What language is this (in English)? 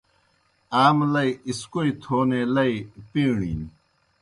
Kohistani Shina